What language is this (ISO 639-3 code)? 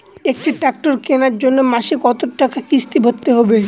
ben